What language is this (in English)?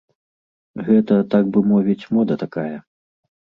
Belarusian